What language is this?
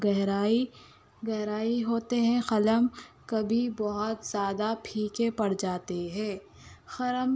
Urdu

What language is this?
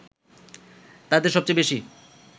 Bangla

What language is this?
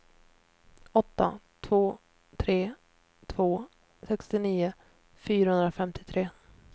Swedish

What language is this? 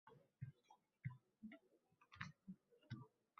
Uzbek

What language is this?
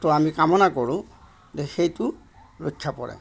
Assamese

